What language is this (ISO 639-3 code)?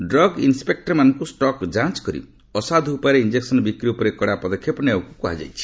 ori